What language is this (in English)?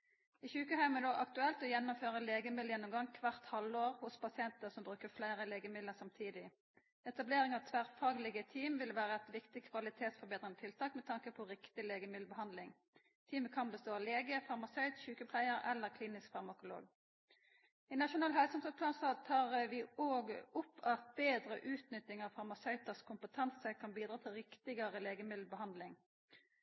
Norwegian Nynorsk